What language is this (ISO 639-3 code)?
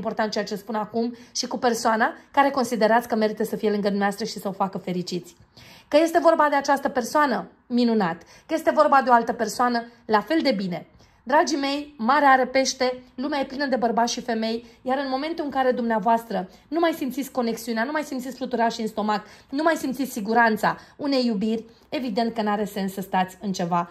ron